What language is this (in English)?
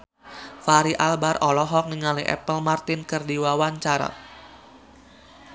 Sundanese